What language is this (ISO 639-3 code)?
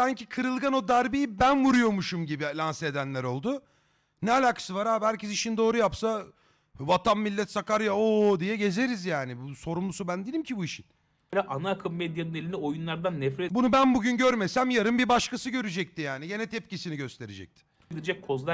tur